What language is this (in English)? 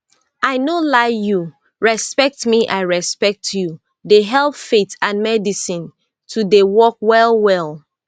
Nigerian Pidgin